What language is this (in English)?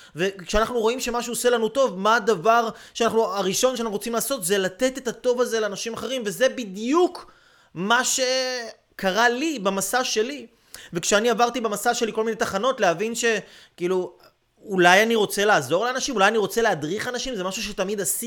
Hebrew